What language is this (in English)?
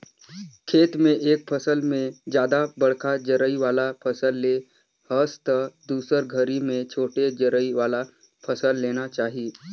Chhattisgarhi